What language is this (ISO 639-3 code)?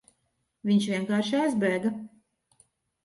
lav